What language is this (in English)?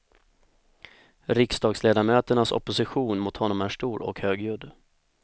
Swedish